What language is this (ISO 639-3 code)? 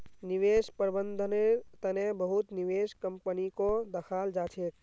mag